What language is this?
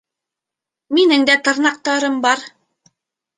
Bashkir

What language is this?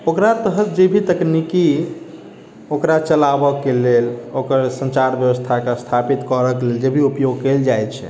Maithili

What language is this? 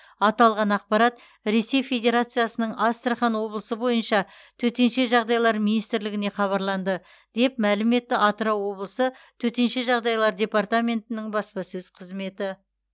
Kazakh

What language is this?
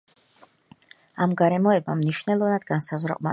Georgian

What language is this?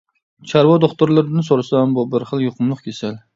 Uyghur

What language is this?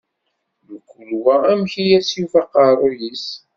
Kabyle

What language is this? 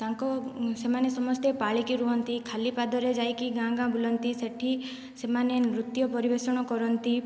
Odia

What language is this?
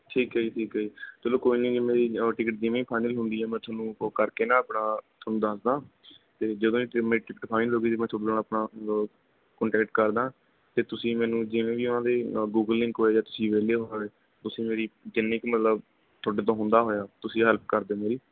Punjabi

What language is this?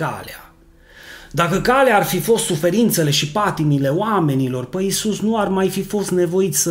Romanian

